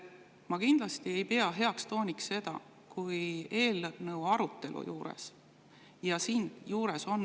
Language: Estonian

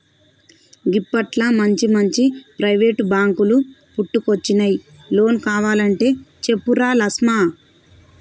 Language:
Telugu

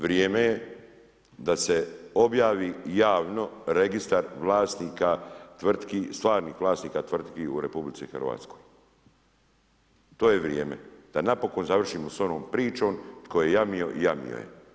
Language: Croatian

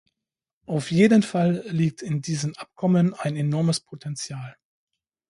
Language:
German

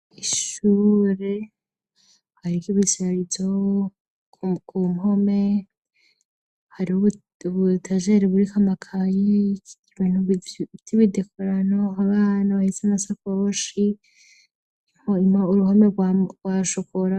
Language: Rundi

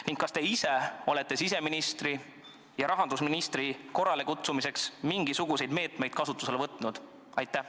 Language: Estonian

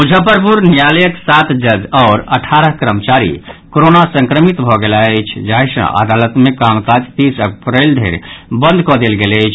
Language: Maithili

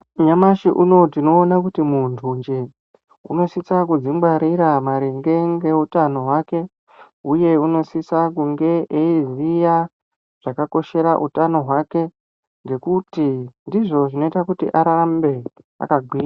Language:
Ndau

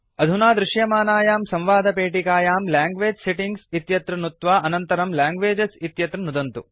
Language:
Sanskrit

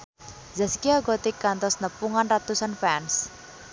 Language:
Sundanese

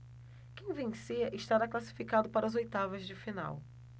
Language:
Portuguese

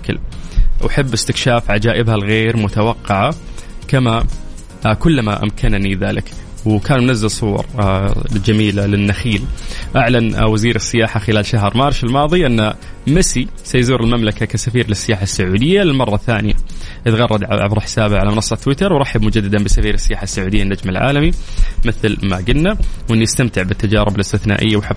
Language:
Arabic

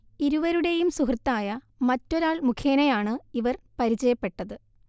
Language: Malayalam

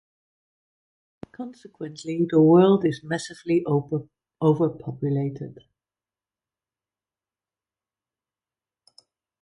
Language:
English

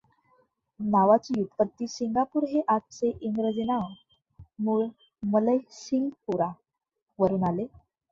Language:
Marathi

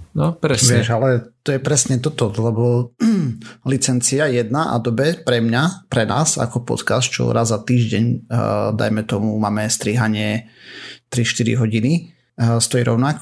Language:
Slovak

